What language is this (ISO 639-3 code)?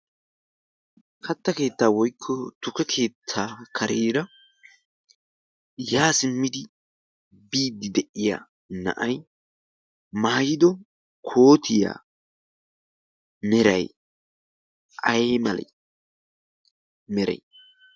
wal